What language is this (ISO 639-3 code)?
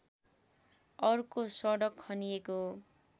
nep